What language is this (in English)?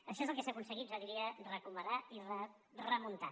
Catalan